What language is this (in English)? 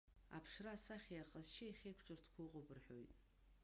Abkhazian